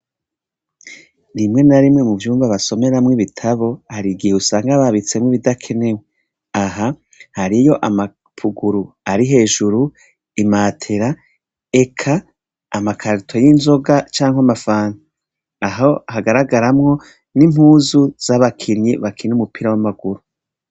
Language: Rundi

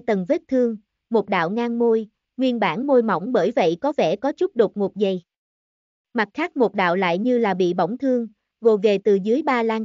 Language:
Vietnamese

